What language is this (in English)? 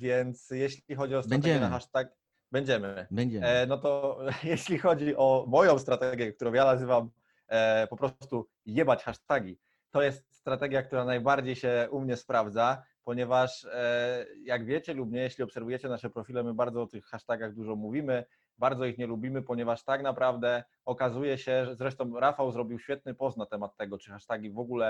Polish